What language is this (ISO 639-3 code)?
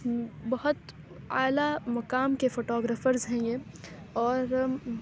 urd